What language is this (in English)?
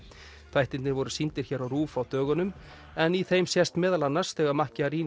Icelandic